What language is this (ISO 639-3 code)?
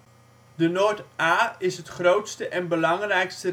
nld